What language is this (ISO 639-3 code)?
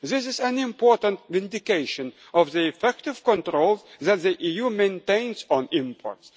eng